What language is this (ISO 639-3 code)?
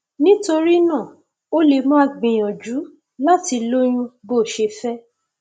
yor